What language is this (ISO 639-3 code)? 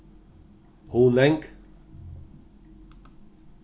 fao